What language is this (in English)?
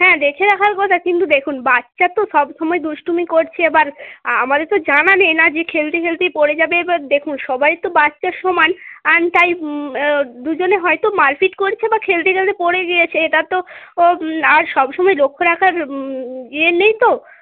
Bangla